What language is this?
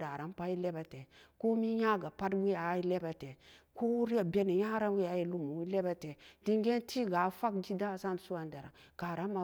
Samba Daka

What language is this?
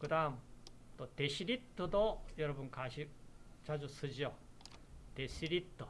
Korean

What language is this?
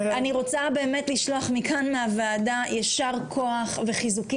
Hebrew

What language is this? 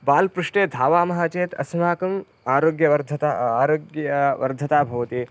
Sanskrit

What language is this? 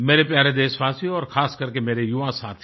Hindi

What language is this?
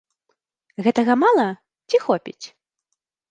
Belarusian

